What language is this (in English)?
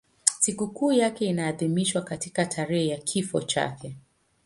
Swahili